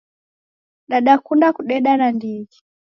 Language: Taita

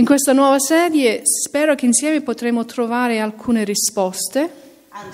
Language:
Italian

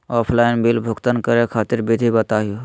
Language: Magahi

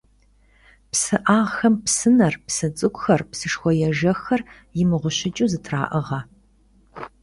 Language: Kabardian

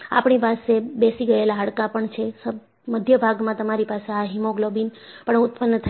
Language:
Gujarati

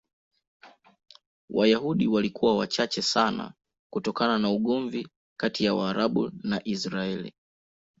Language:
Swahili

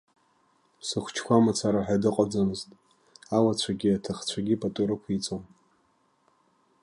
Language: Abkhazian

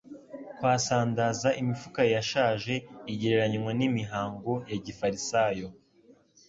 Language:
Kinyarwanda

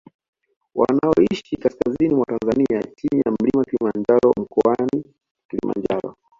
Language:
Swahili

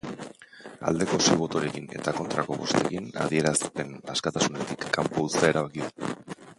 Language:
Basque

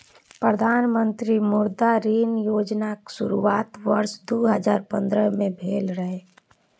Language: Maithili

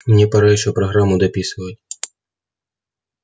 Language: Russian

